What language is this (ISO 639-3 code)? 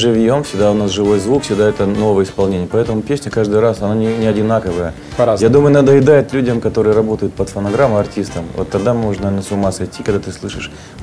rus